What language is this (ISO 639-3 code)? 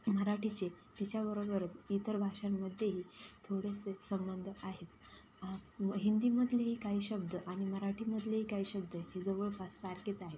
mar